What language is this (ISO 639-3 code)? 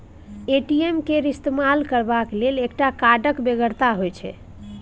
mai